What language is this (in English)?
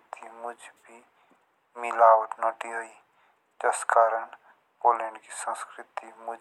Jaunsari